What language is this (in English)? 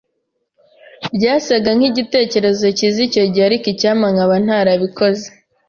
Kinyarwanda